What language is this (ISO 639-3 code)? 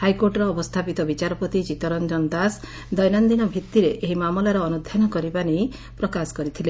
ori